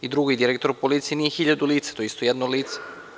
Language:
Serbian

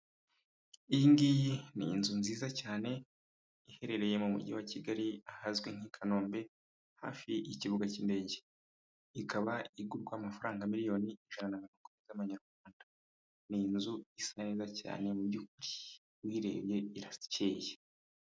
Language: Kinyarwanda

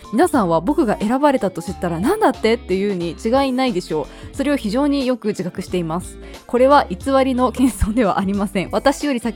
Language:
Japanese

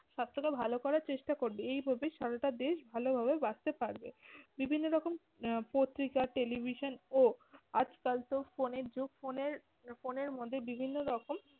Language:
Bangla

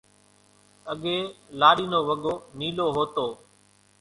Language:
Kachi Koli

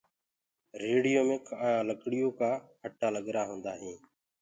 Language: Gurgula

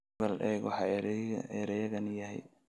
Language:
Somali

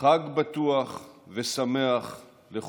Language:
Hebrew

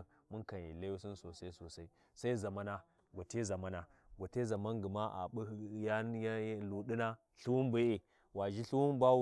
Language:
Warji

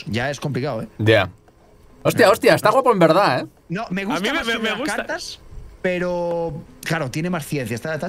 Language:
Spanish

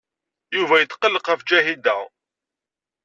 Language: Kabyle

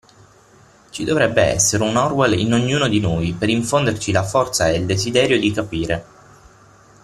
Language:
Italian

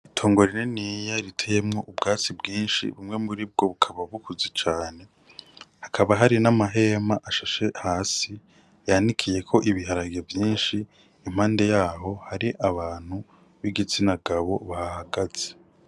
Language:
Rundi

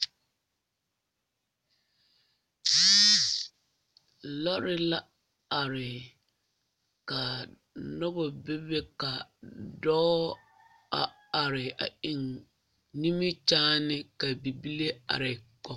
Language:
Southern Dagaare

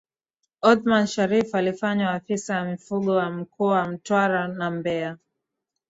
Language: Swahili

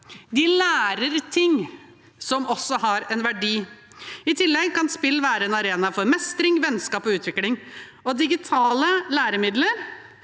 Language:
Norwegian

